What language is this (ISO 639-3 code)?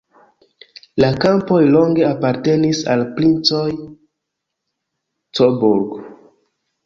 epo